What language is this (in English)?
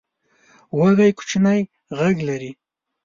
Pashto